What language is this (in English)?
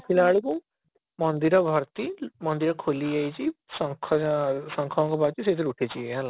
Odia